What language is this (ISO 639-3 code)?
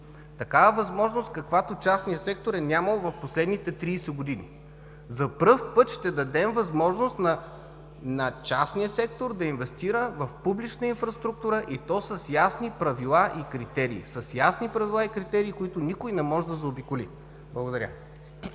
bul